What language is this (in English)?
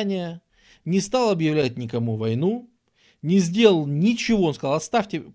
Russian